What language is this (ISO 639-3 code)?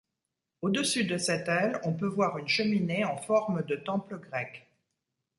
fra